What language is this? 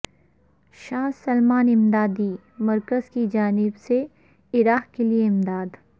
Urdu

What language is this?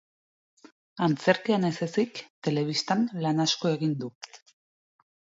Basque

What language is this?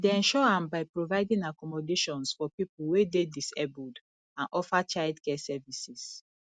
Nigerian Pidgin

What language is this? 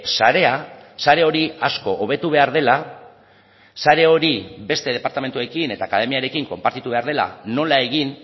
Basque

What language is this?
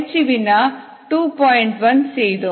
Tamil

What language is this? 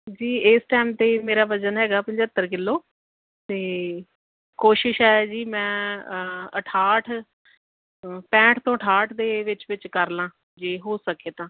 Punjabi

